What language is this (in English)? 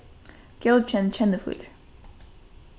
Faroese